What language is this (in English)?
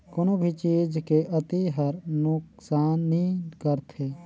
Chhattisgarhi